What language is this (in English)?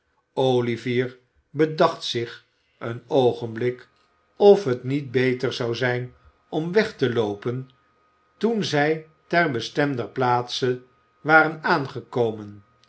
Dutch